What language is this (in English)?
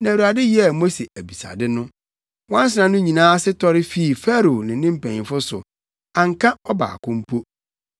Akan